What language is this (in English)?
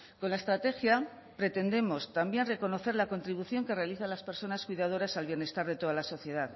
Spanish